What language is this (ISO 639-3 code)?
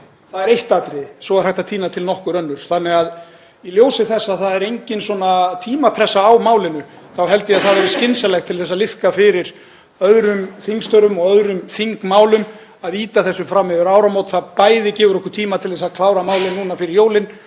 isl